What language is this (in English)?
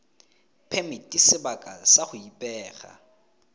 Tswana